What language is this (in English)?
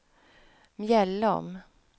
Swedish